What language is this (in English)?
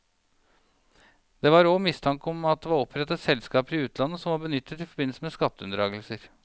Norwegian